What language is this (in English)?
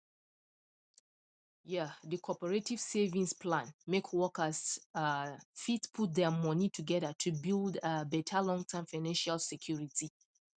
Nigerian Pidgin